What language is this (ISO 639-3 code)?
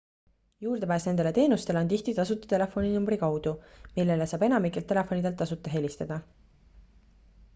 est